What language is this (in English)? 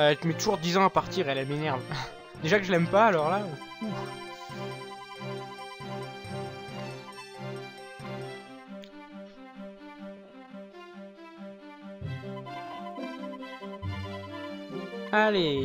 French